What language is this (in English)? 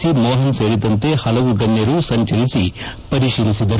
Kannada